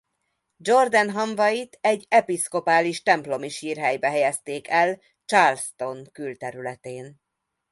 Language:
Hungarian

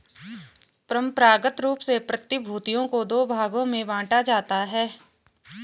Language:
Hindi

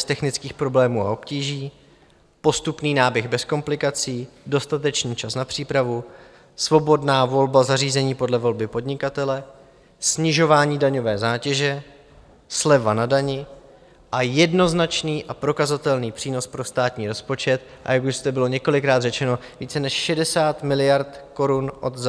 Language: Czech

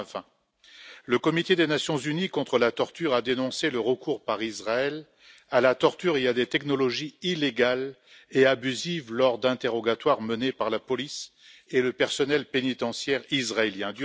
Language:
French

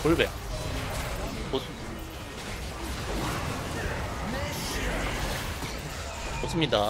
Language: Korean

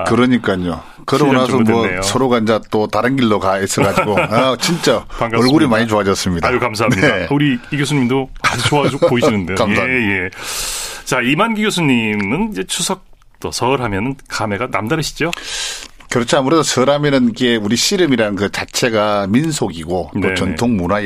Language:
Korean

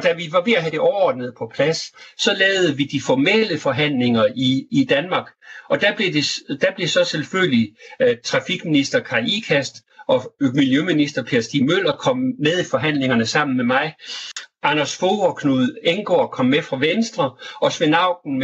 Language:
Danish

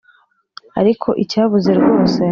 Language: Kinyarwanda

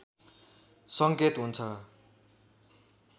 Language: Nepali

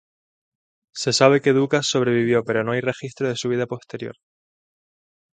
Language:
Spanish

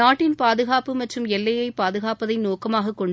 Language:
Tamil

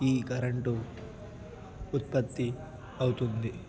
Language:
Telugu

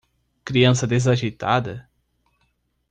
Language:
Portuguese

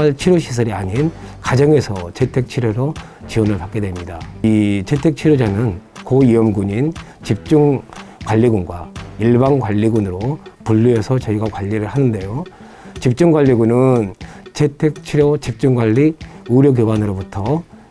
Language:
Korean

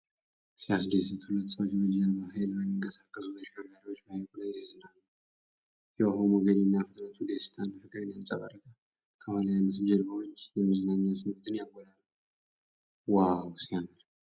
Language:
Amharic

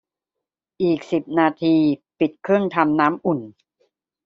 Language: Thai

